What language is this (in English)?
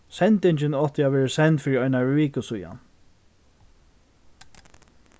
Faroese